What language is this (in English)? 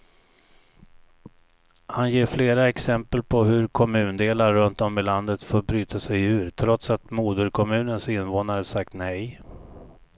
Swedish